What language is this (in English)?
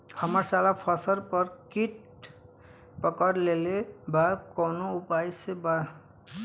Bhojpuri